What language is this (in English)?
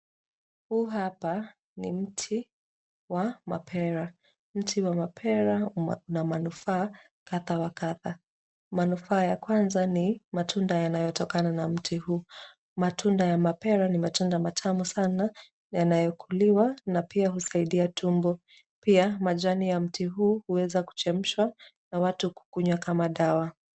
Swahili